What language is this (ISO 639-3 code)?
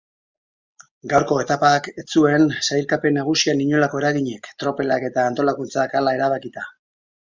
eus